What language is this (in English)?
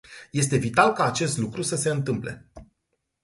Romanian